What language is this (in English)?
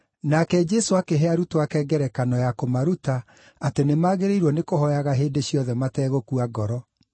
Kikuyu